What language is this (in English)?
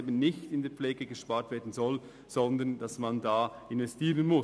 Swiss German